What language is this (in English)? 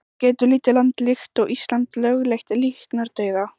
Icelandic